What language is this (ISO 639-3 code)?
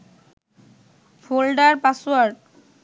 ben